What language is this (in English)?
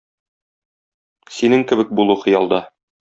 Tatar